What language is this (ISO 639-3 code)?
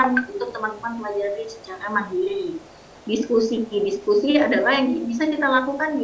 ind